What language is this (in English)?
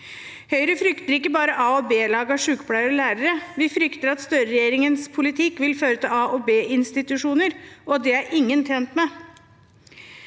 Norwegian